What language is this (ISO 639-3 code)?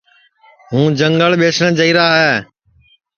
ssi